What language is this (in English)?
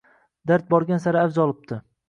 Uzbek